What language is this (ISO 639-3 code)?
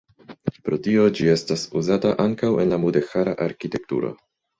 epo